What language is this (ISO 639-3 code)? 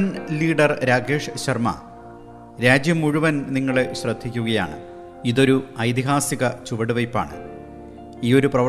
mal